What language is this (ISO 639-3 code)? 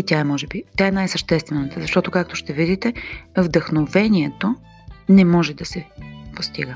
bul